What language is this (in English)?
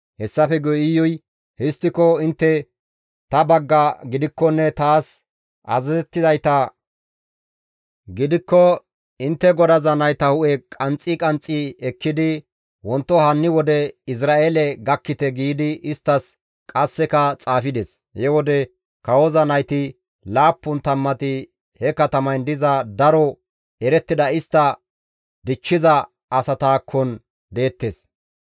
Gamo